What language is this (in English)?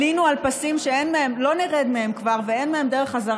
Hebrew